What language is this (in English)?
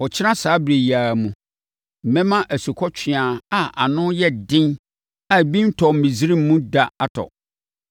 Akan